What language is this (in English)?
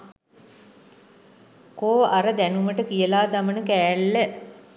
Sinhala